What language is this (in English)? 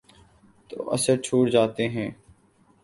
Urdu